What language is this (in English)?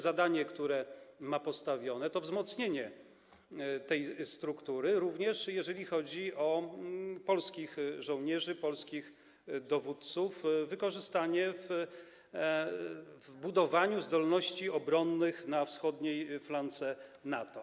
Polish